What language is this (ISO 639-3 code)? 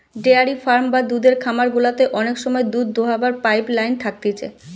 ben